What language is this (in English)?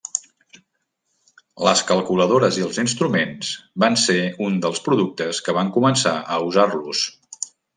Catalan